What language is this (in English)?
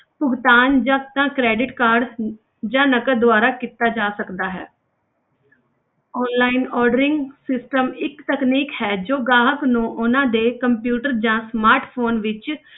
Punjabi